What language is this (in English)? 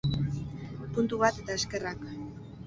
Basque